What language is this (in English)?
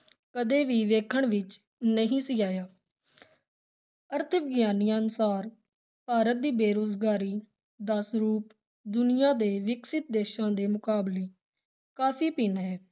Punjabi